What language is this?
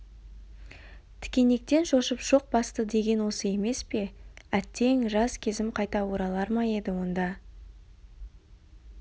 Kazakh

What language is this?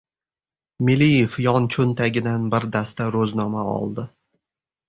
Uzbek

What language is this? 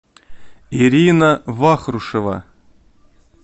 Russian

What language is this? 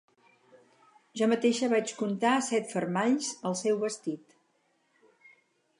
Catalan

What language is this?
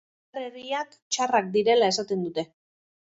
Basque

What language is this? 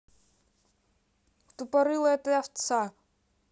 Russian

